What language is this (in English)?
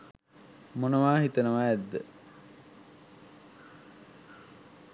Sinhala